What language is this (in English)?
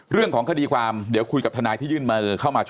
Thai